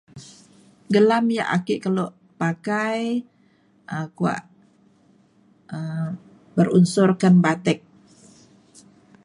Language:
Mainstream Kenyah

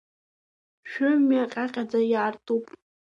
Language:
Abkhazian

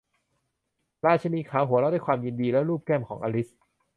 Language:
Thai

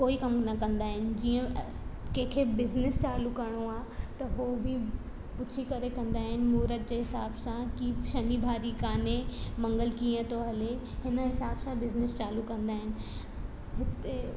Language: Sindhi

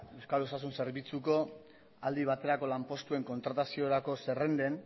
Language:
Basque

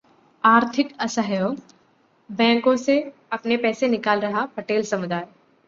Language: Hindi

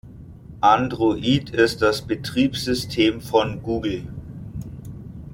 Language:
German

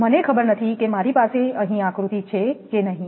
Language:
Gujarati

